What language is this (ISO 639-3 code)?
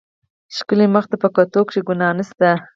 pus